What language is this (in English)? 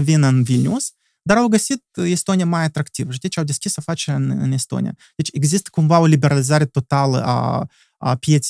Romanian